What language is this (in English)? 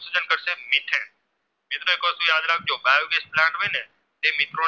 Gujarati